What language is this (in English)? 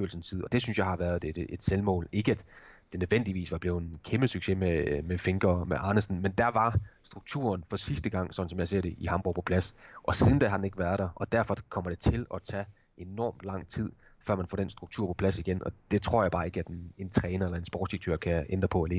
Danish